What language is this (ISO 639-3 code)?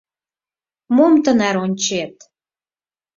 chm